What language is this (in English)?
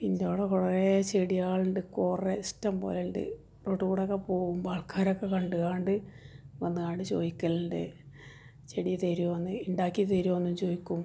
Malayalam